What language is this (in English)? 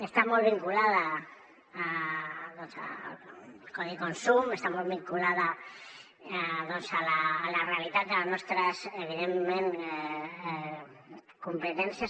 Catalan